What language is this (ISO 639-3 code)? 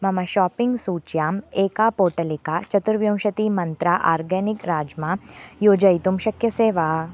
san